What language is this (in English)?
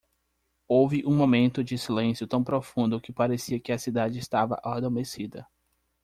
Portuguese